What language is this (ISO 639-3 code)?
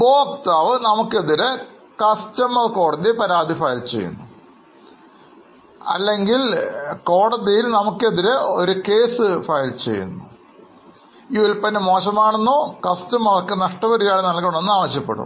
mal